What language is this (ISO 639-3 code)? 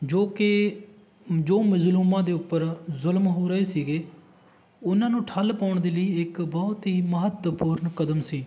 pan